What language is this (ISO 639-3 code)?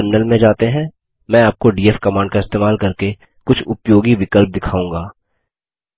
hin